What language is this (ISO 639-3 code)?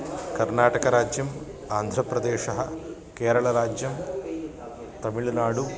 san